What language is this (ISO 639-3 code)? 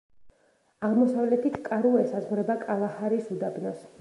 kat